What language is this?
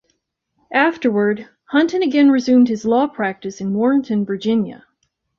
English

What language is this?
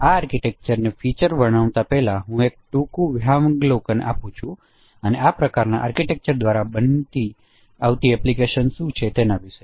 Gujarati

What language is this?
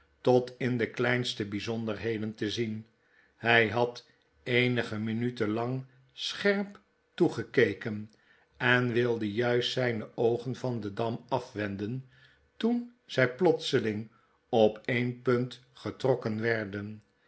Dutch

